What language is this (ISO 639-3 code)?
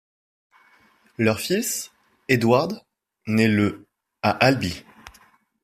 fra